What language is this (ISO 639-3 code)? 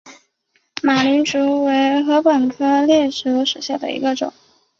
zho